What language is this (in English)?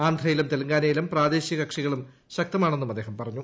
Malayalam